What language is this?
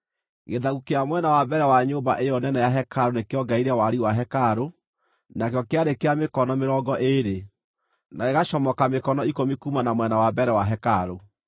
Kikuyu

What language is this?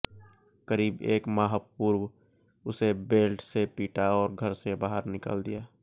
Hindi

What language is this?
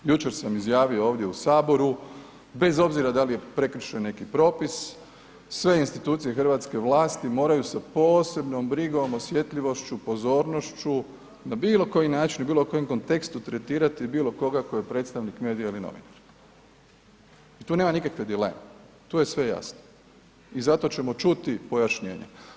Croatian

